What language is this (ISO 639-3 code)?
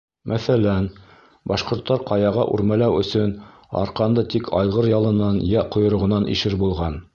bak